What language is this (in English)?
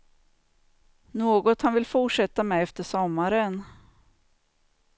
Swedish